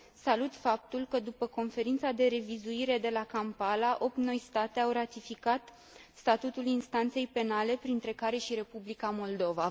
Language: Romanian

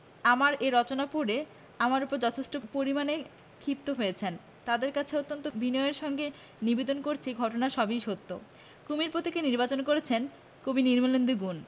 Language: Bangla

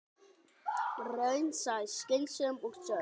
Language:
Icelandic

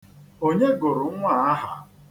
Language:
Igbo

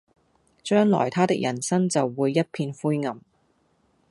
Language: Cantonese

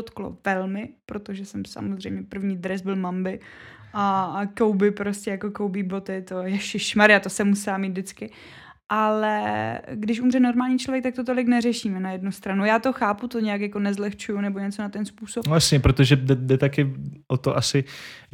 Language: Czech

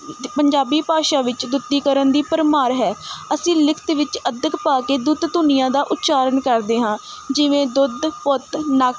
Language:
Punjabi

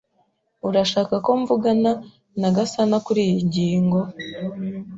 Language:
Kinyarwanda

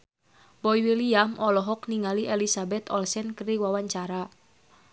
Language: Sundanese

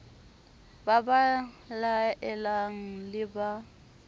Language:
Southern Sotho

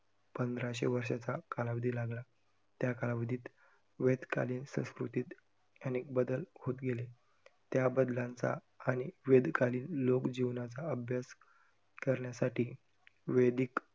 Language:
Marathi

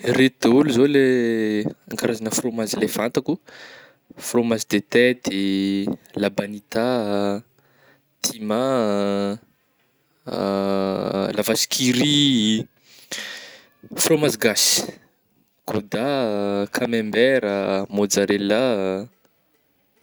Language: Northern Betsimisaraka Malagasy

